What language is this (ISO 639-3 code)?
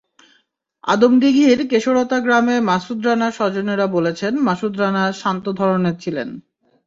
ben